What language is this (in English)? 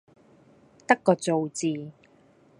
Cantonese